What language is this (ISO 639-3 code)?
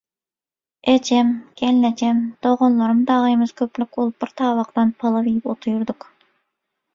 tuk